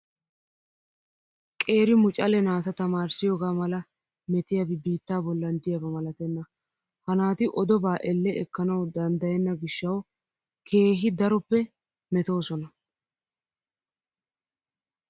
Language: Wolaytta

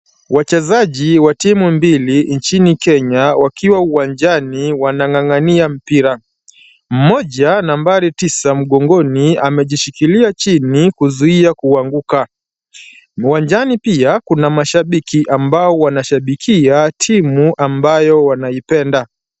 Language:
Swahili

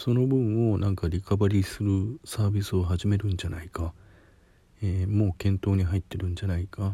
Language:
Japanese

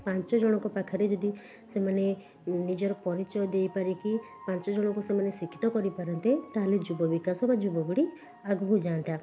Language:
Odia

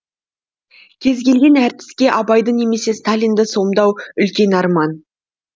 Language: Kazakh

